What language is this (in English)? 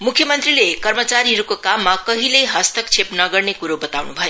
Nepali